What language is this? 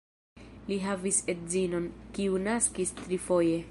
Esperanto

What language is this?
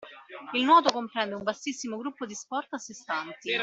Italian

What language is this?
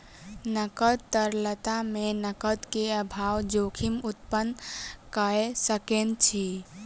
Maithili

